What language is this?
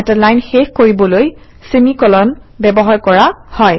Assamese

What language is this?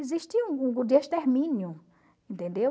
Portuguese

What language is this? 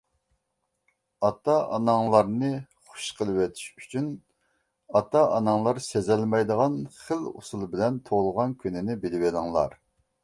Uyghur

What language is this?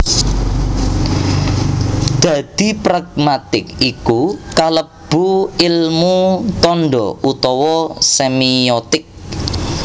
Javanese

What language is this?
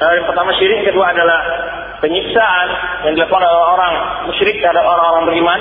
Malay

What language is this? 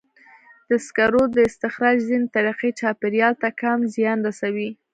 Pashto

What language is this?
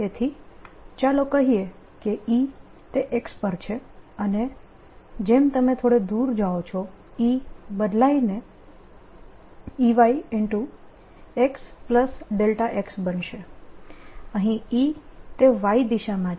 Gujarati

